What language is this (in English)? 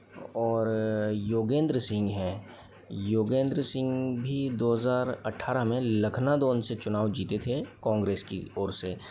Hindi